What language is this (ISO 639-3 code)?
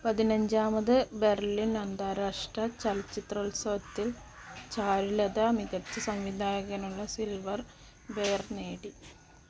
mal